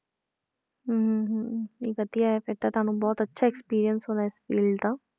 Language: Punjabi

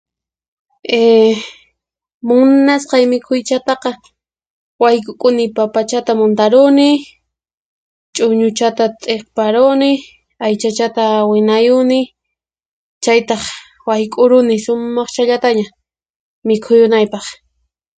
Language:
Puno Quechua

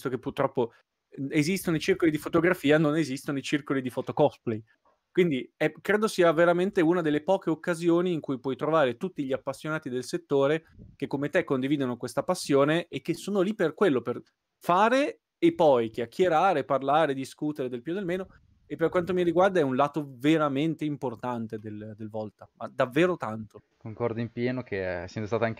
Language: Italian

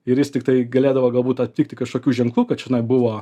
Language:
Lithuanian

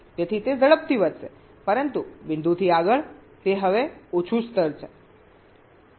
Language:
Gujarati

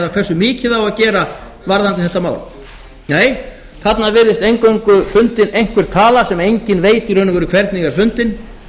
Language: Icelandic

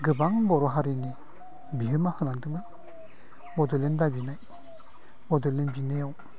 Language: Bodo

